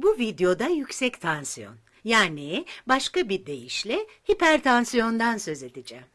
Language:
Turkish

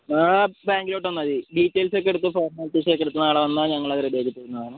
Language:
Malayalam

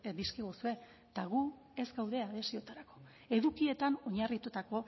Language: Basque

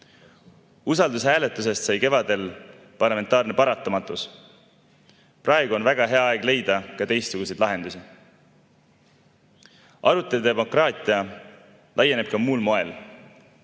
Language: Estonian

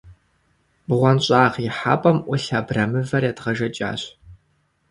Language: Kabardian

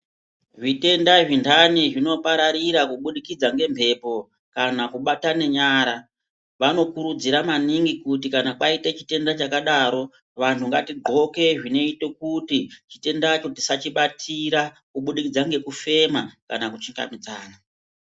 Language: Ndau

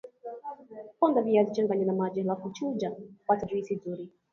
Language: Swahili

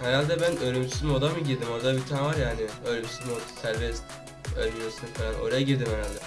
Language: Turkish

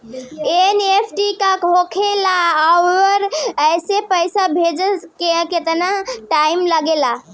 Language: Bhojpuri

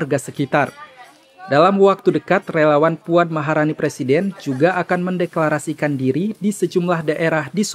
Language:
Indonesian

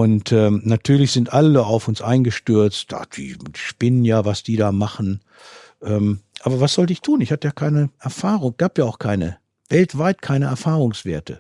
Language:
German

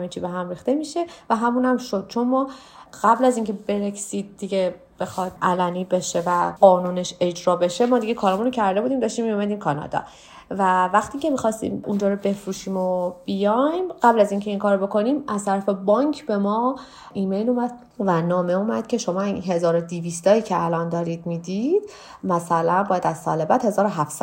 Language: Persian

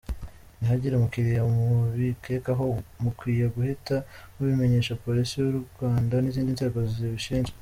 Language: Kinyarwanda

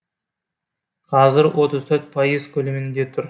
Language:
Kazakh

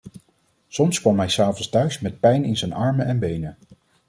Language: Dutch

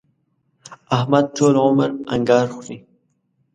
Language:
Pashto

